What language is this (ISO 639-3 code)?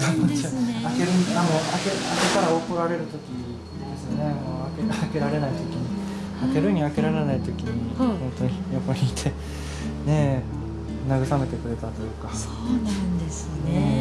jpn